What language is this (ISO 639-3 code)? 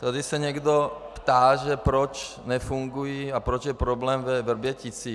ces